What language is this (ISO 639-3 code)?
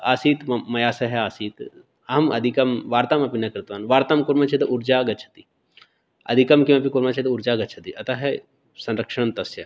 san